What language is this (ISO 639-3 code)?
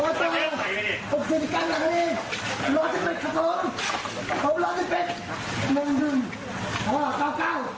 tha